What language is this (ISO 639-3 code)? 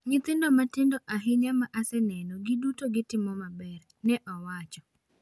luo